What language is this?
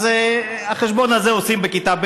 Hebrew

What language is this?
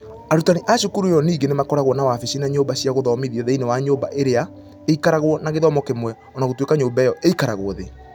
Kikuyu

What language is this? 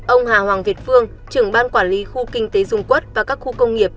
Vietnamese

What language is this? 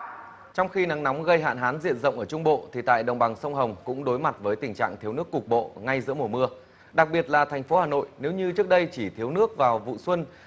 Vietnamese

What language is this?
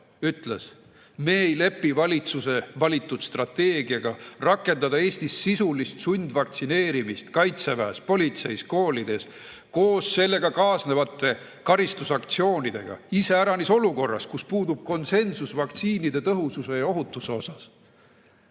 Estonian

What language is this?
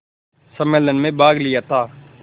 Hindi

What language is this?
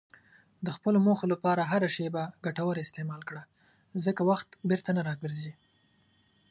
Pashto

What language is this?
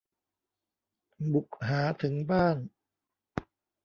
Thai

